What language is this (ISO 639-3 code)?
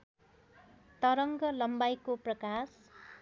nep